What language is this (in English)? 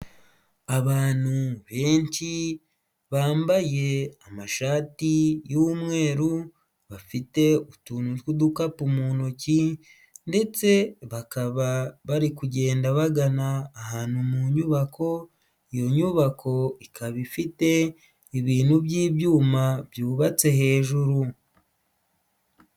Kinyarwanda